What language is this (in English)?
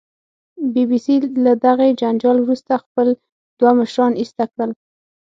Pashto